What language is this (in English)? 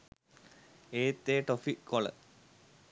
Sinhala